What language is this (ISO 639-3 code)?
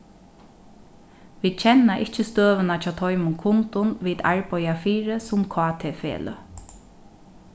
fao